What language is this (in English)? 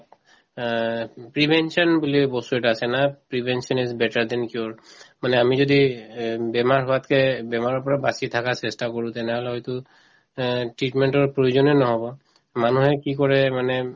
Assamese